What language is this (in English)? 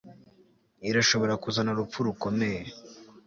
Kinyarwanda